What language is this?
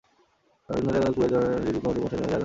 Bangla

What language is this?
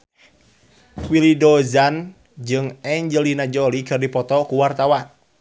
Sundanese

